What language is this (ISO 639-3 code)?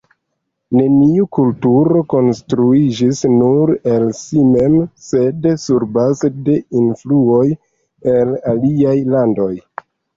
epo